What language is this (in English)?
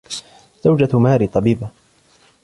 Arabic